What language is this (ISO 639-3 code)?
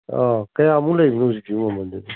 mni